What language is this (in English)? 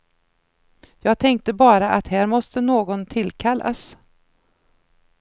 Swedish